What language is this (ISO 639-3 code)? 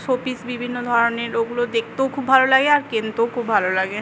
ben